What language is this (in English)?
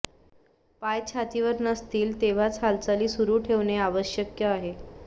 Marathi